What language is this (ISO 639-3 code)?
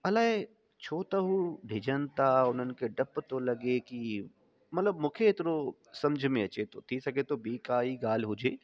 snd